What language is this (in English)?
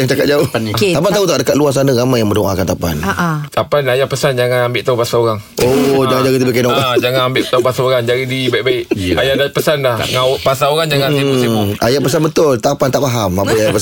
Malay